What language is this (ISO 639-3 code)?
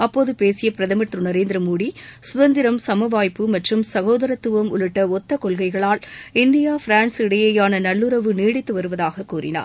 tam